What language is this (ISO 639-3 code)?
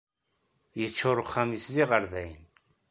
kab